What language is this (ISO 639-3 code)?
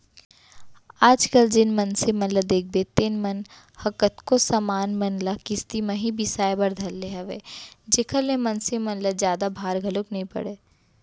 hne